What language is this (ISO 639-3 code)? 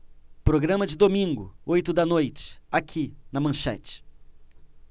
por